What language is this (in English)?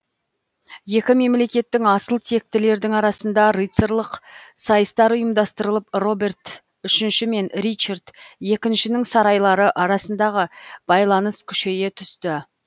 Kazakh